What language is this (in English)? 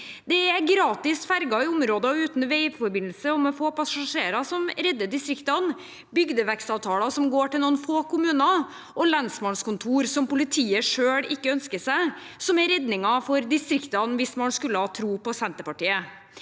Norwegian